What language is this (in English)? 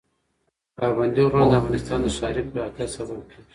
Pashto